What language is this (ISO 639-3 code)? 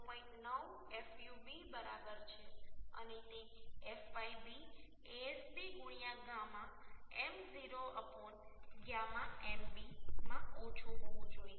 guj